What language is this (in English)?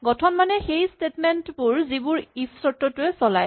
Assamese